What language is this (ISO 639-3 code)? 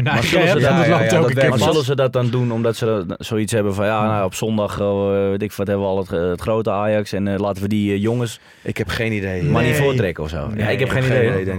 nld